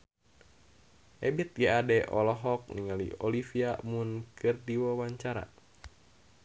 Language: Sundanese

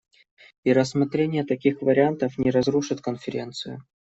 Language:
Russian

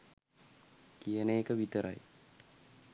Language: Sinhala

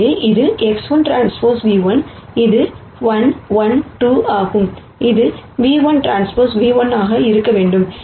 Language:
Tamil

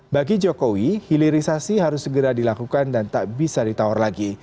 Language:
Indonesian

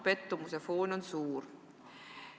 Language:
Estonian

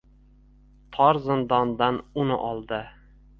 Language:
Uzbek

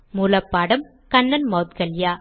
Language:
Tamil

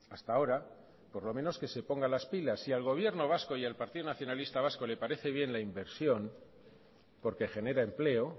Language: Spanish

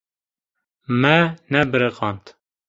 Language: Kurdish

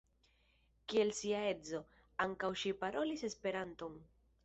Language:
Esperanto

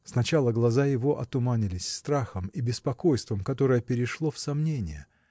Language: Russian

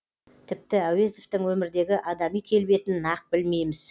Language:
Kazakh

